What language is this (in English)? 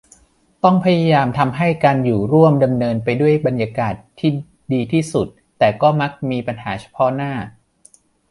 Thai